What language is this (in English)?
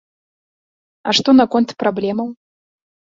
Belarusian